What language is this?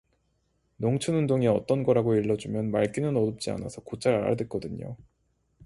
Korean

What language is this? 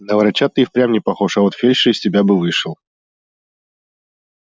Russian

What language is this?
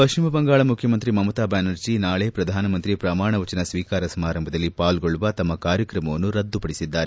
Kannada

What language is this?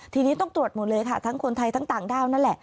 Thai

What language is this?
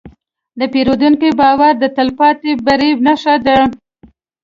Pashto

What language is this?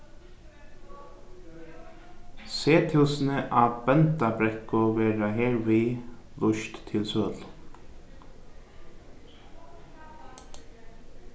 Faroese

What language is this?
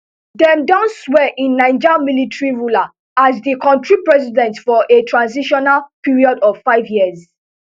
Nigerian Pidgin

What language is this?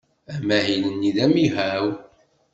Kabyle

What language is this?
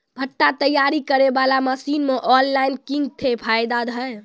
Maithili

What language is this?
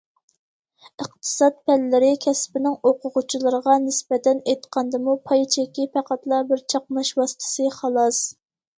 Uyghur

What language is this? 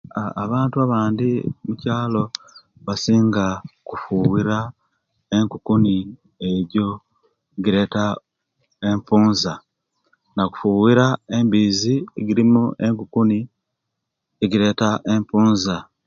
Kenyi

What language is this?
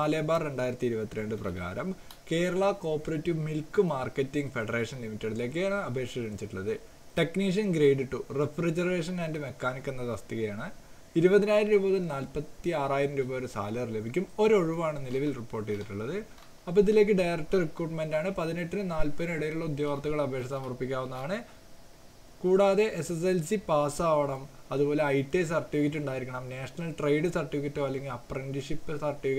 Italian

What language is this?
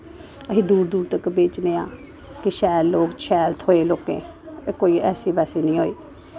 Dogri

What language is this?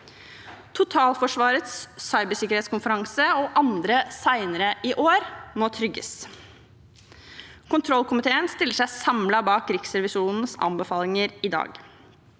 Norwegian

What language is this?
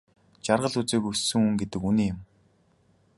Mongolian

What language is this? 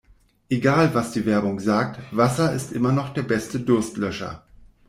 German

